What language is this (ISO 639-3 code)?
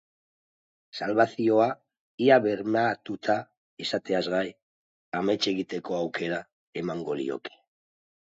eus